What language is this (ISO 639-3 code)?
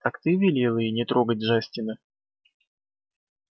rus